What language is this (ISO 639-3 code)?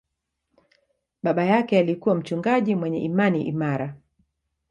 swa